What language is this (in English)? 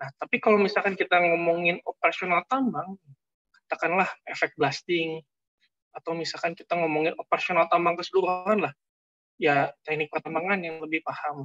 Indonesian